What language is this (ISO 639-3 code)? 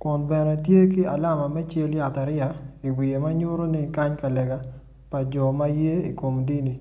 ach